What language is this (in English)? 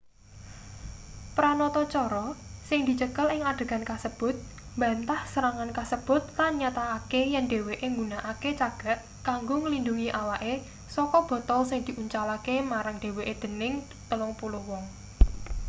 Javanese